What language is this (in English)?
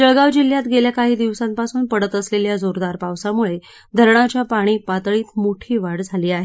Marathi